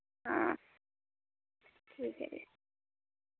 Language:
Dogri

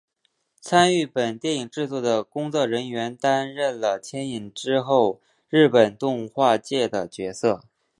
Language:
Chinese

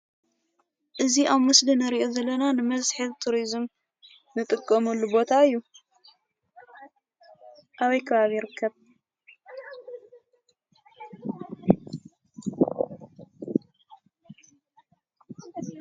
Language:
Tigrinya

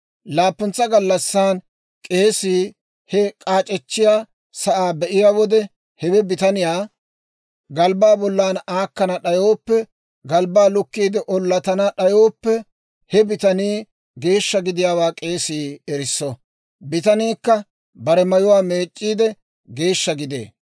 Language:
Dawro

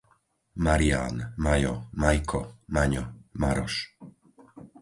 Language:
Slovak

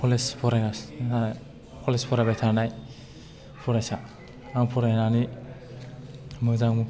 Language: Bodo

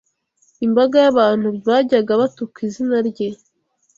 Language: Kinyarwanda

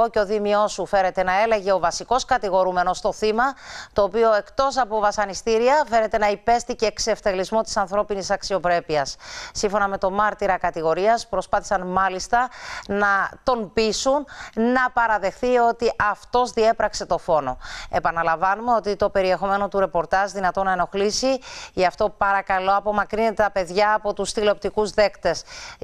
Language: Greek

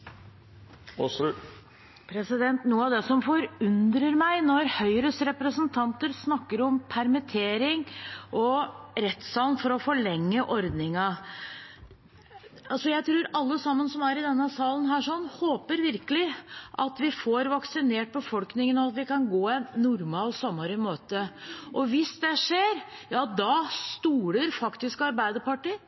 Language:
Norwegian Bokmål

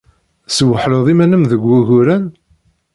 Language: Kabyle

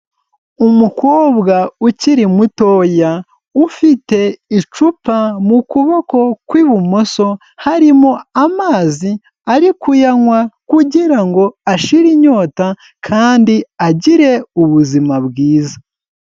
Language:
Kinyarwanda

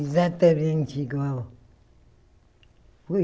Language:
Portuguese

